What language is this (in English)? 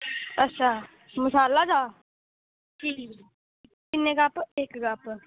Dogri